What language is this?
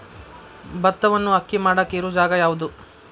Kannada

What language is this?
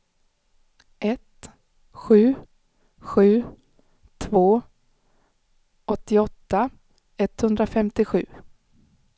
Swedish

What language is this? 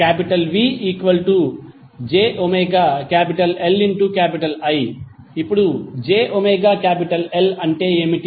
Telugu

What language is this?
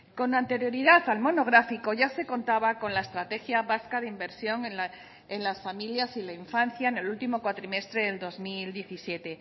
Spanish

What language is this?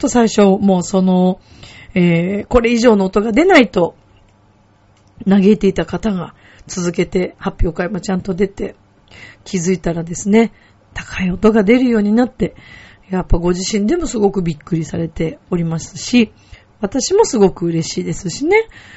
Japanese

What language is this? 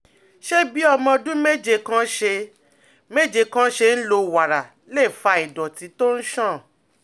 Yoruba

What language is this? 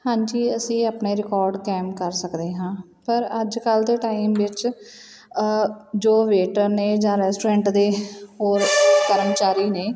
Punjabi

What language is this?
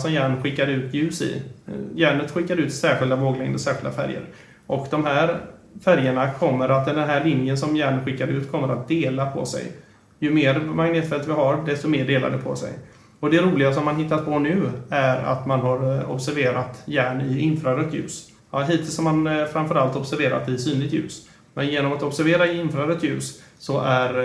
Swedish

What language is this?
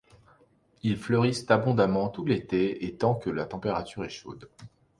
French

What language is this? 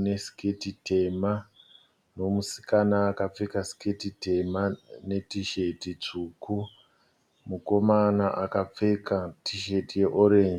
Shona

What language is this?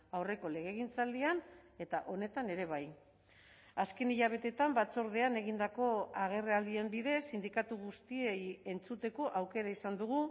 Basque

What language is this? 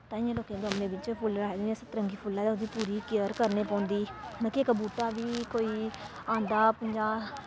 Dogri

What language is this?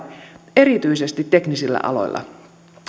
Finnish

